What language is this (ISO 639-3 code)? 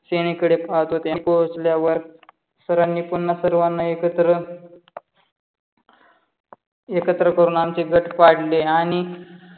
mar